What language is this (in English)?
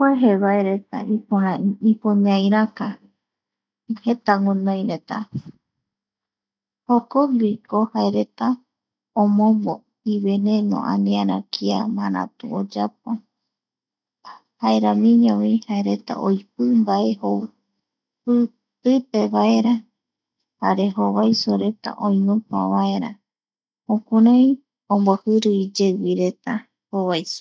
Eastern Bolivian Guaraní